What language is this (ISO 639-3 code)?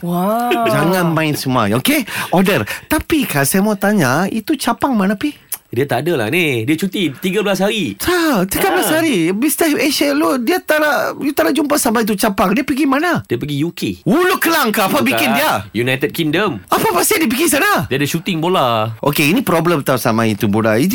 msa